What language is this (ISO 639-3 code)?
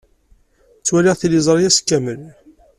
kab